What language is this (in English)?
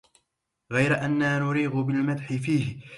Arabic